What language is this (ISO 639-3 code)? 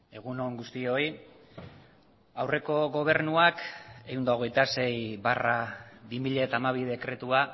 eus